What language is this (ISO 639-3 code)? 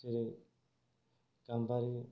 brx